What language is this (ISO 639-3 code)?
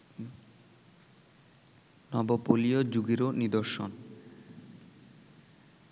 ben